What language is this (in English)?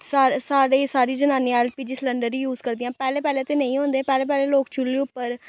Dogri